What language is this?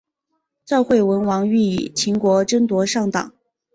Chinese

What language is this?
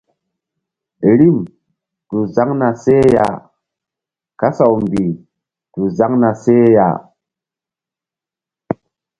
Mbum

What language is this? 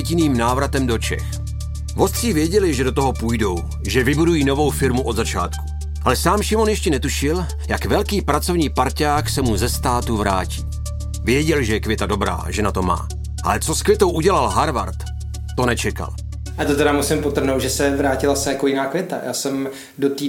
Czech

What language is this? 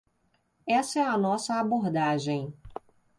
Portuguese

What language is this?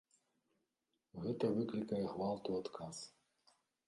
Belarusian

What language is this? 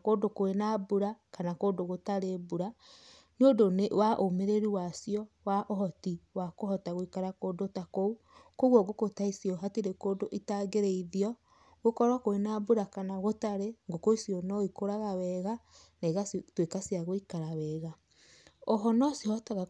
Kikuyu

